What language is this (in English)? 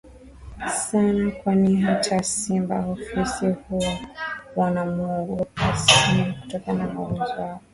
Swahili